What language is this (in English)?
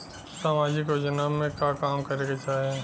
Bhojpuri